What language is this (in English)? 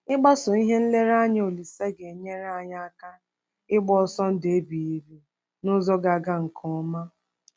Igbo